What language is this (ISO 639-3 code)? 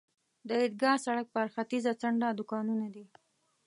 pus